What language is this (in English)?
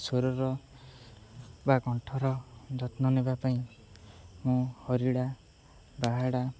Odia